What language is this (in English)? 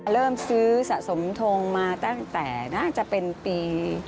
Thai